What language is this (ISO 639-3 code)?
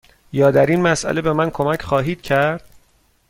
fas